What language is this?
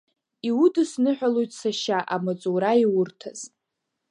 Abkhazian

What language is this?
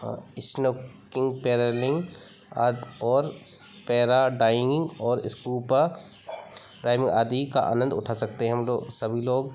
Hindi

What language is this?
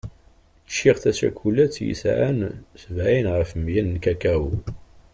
Kabyle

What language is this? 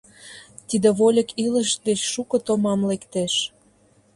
Mari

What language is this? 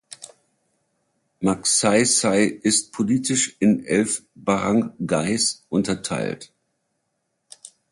German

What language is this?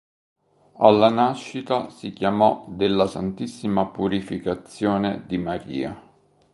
Italian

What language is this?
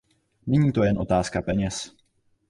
Czech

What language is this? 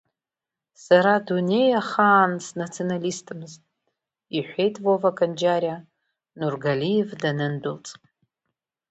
Abkhazian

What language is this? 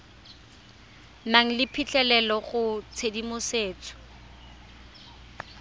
Tswana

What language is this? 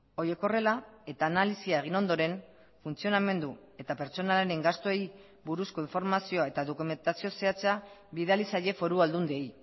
Basque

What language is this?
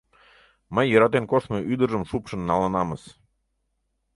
Mari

